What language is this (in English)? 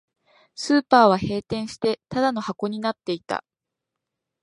Japanese